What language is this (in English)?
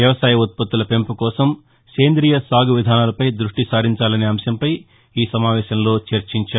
Telugu